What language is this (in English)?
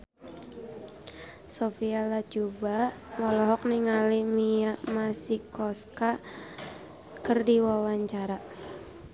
Sundanese